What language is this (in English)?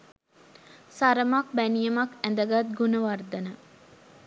Sinhala